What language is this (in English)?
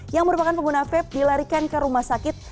Indonesian